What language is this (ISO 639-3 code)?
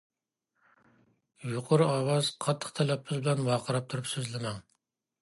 uig